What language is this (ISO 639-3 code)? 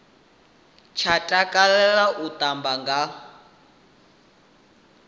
ven